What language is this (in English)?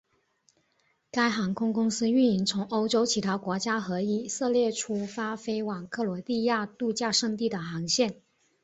Chinese